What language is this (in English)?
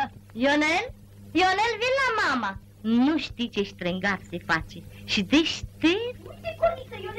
Romanian